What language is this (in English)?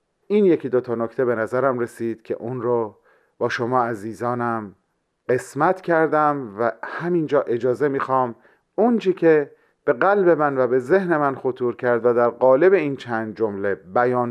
Persian